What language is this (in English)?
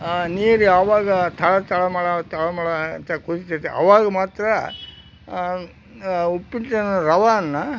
Kannada